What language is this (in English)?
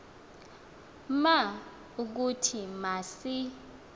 Xhosa